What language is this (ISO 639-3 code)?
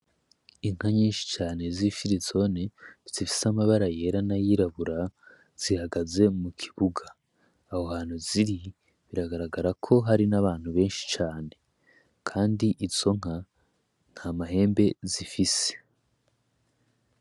run